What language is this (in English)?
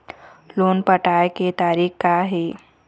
Chhattisgarhi